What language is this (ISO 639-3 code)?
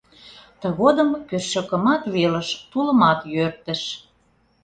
chm